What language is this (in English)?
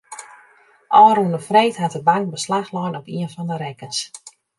Western Frisian